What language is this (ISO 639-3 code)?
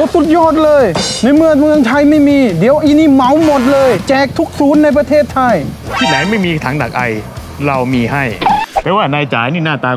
tha